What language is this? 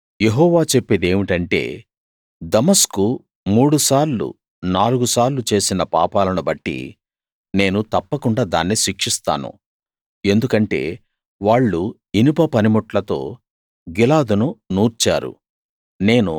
Telugu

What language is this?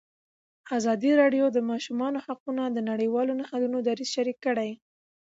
Pashto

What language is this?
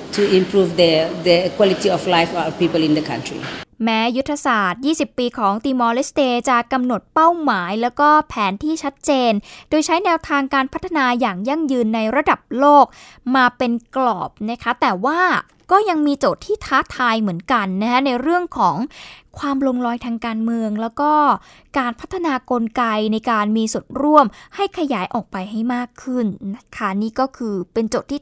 Thai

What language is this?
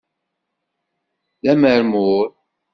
Kabyle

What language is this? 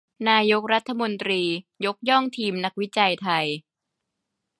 Thai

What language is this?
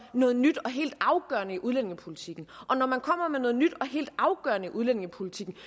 Danish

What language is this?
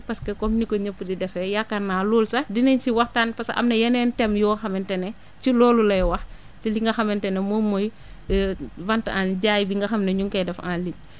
Wolof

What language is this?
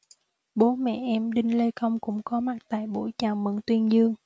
Vietnamese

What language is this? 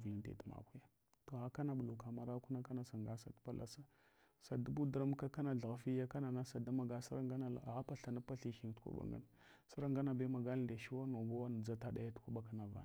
Hwana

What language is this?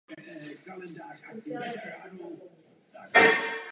Czech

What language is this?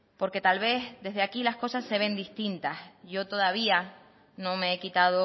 Spanish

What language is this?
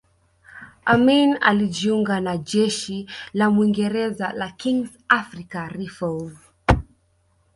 Swahili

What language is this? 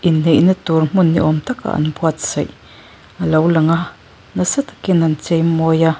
Mizo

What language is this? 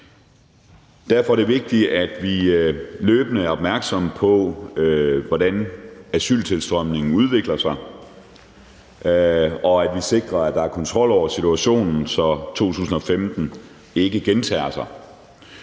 Danish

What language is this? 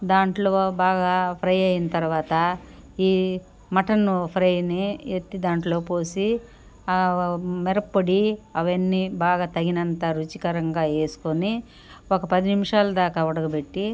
Telugu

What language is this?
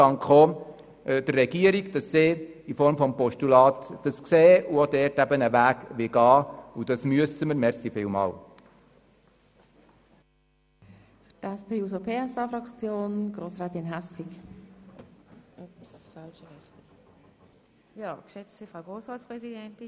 Swiss German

